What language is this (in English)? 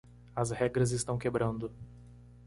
Portuguese